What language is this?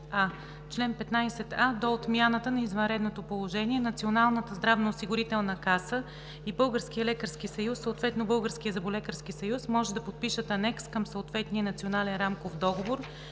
Bulgarian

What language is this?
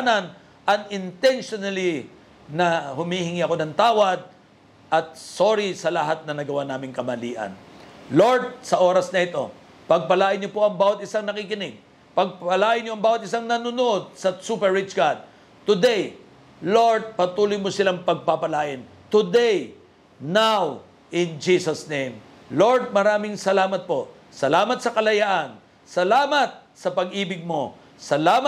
Filipino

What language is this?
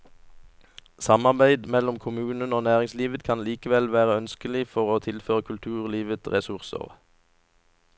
Norwegian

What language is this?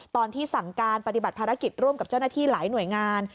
Thai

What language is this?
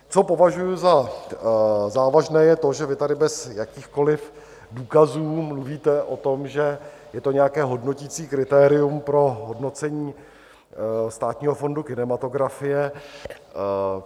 Czech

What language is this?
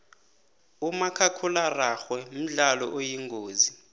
South Ndebele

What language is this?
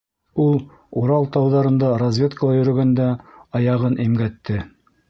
Bashkir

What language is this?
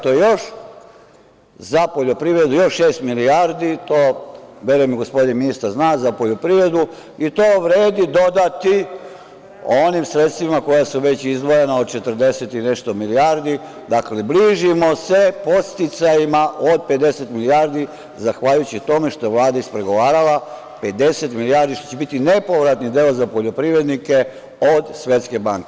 Serbian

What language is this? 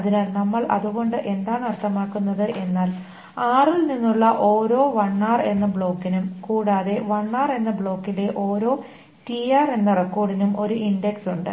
Malayalam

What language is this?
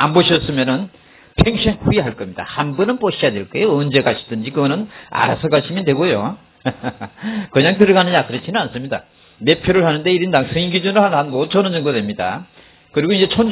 Korean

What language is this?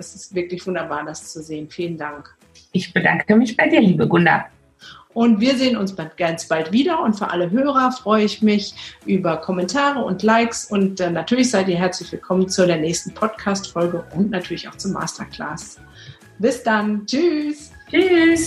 German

